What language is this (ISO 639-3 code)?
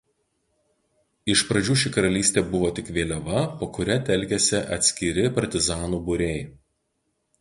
lit